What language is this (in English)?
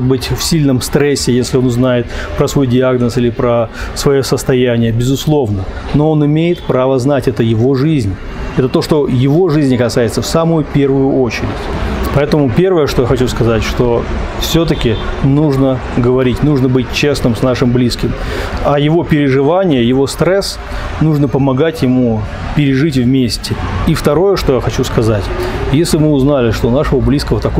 Russian